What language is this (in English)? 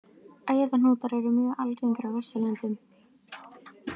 Icelandic